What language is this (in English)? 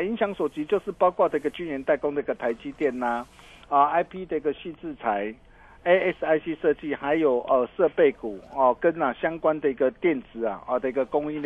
Chinese